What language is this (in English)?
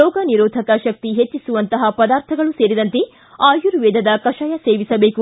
Kannada